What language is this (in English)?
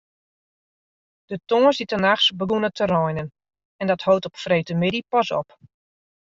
Western Frisian